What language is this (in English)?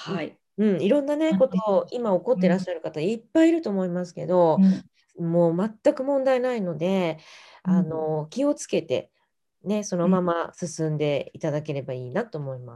Japanese